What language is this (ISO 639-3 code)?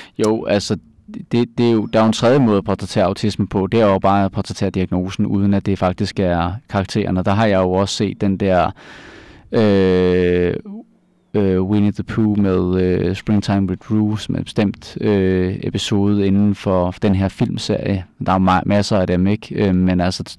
dan